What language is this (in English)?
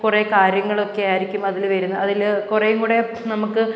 Malayalam